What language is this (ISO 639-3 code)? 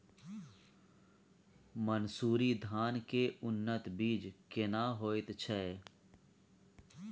mai